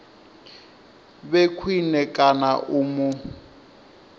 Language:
Venda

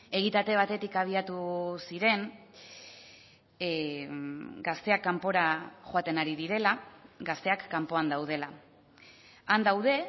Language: Basque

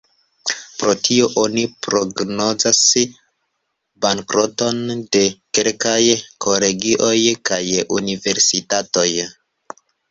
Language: Esperanto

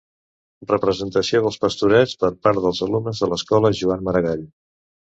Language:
Catalan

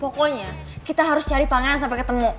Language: Indonesian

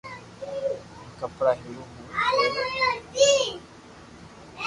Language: Loarki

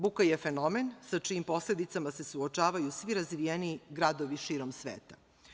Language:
Serbian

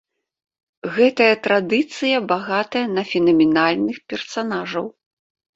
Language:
Belarusian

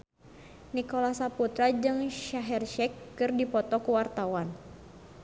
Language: Sundanese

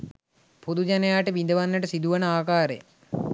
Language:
Sinhala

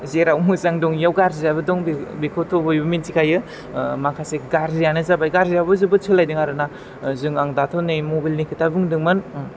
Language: Bodo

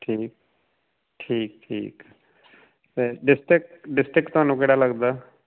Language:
Punjabi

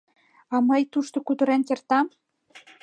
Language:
Mari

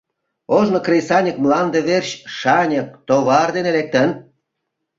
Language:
Mari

